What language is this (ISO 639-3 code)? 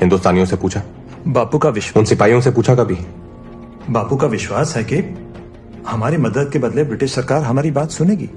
hin